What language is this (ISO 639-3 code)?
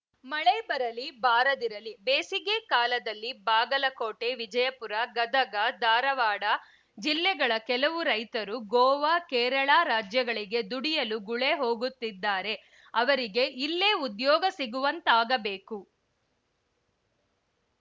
kan